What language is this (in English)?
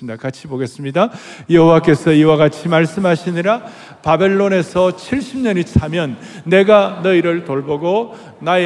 Korean